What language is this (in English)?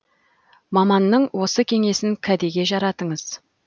Kazakh